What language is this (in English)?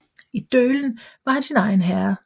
Danish